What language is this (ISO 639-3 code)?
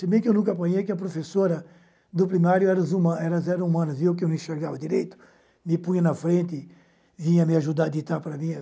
por